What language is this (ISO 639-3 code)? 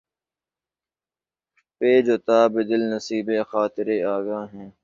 urd